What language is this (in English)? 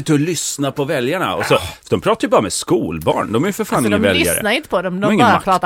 Swedish